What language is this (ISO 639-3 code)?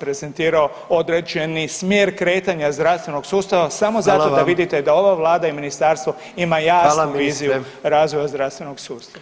hrv